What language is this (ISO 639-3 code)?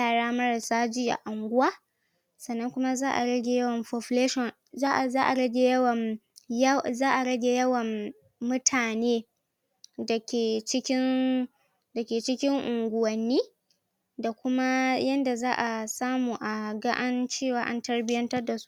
hau